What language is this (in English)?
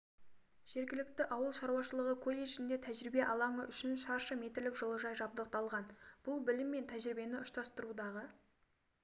Kazakh